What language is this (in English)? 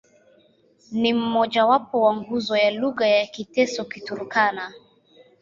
Swahili